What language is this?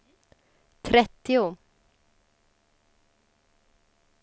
Swedish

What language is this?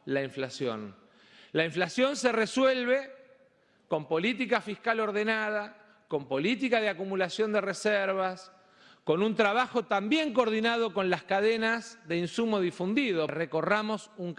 Spanish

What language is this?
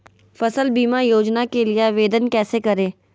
Magahi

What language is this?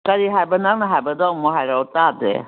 Manipuri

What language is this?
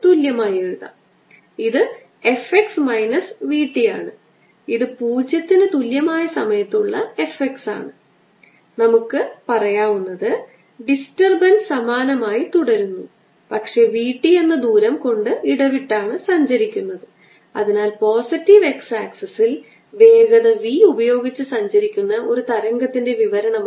Malayalam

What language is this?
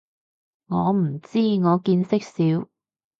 Cantonese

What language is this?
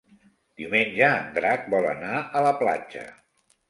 Catalan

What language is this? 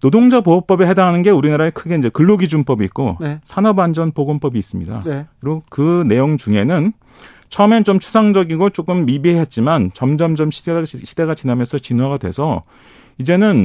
Korean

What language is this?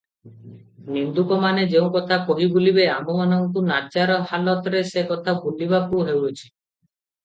Odia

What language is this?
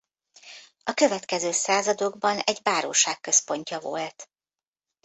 Hungarian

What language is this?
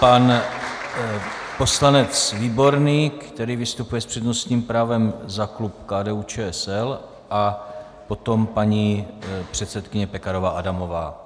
Czech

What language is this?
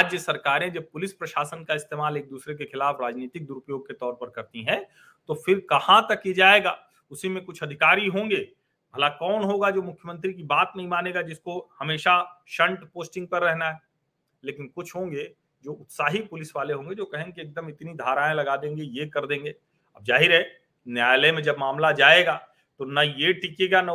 Hindi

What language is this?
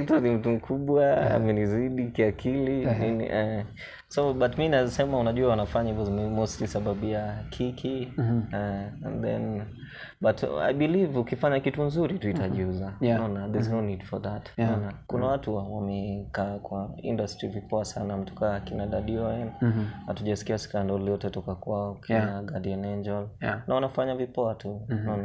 Swahili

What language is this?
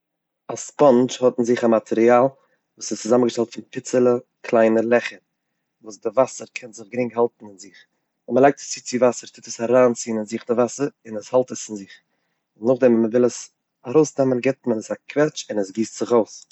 Yiddish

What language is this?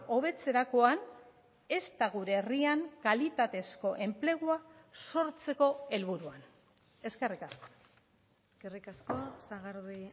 Basque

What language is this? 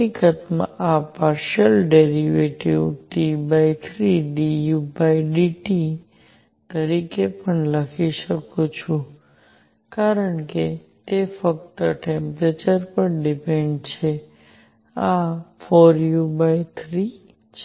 Gujarati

